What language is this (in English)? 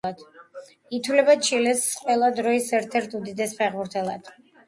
Georgian